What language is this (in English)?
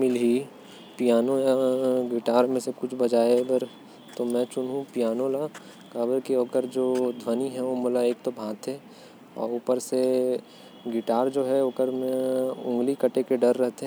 Korwa